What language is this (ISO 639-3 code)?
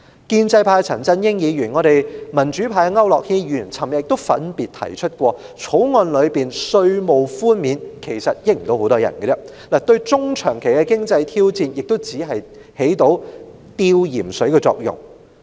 yue